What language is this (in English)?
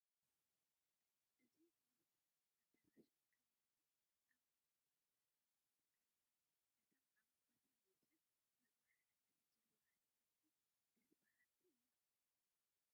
Tigrinya